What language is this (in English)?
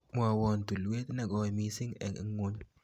Kalenjin